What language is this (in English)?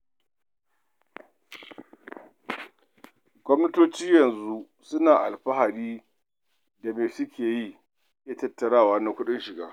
Hausa